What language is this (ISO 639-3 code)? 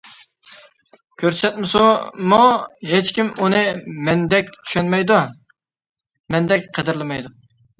uig